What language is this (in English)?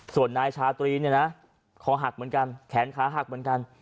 Thai